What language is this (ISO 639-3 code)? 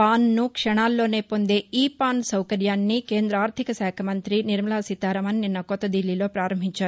tel